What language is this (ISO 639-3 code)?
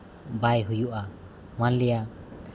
sat